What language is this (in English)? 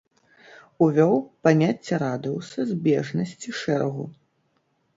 Belarusian